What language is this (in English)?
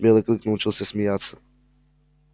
Russian